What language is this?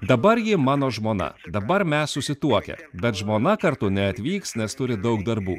Lithuanian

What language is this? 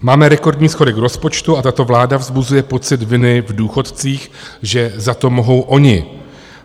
Czech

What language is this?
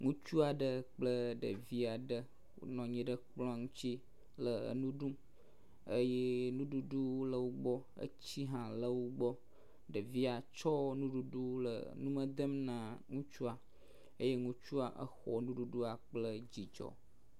Ewe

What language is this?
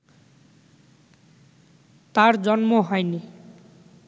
Bangla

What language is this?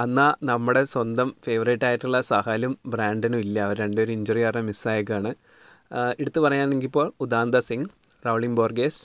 Malayalam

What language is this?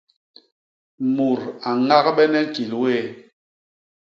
Basaa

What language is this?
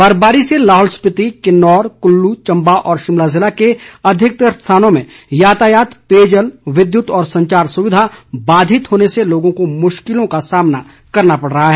Hindi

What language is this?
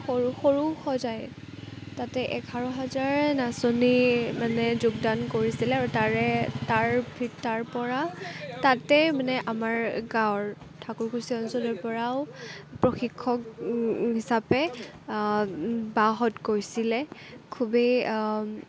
Assamese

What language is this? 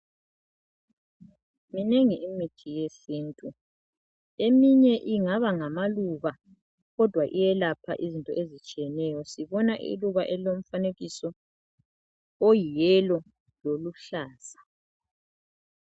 North Ndebele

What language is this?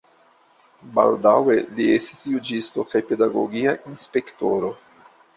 Esperanto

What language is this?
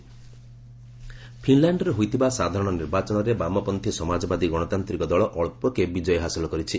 Odia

